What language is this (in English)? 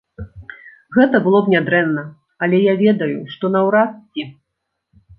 Belarusian